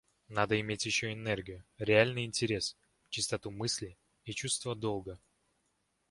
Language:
Russian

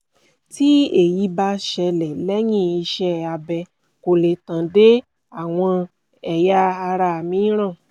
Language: Yoruba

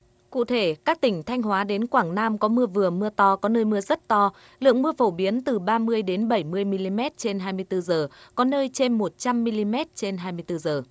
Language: Vietnamese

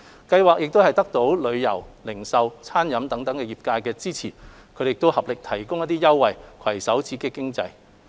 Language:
Cantonese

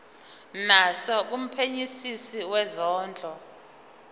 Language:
Zulu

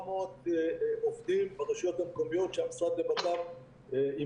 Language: Hebrew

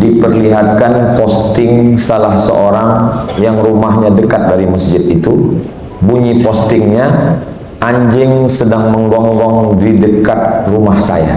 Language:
Indonesian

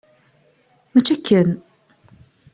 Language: Kabyle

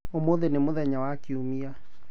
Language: Kikuyu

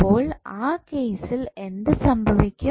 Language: Malayalam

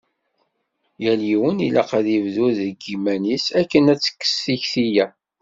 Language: Kabyle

